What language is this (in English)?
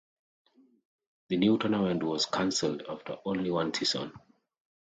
English